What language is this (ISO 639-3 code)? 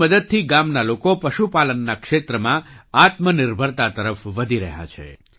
guj